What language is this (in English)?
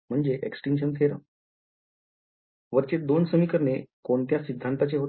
Marathi